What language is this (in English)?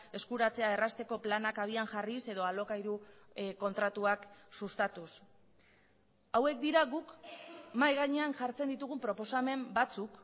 Basque